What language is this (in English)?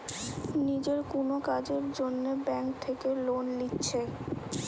Bangla